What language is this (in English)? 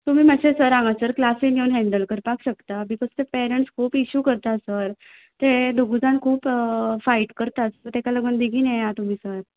Konkani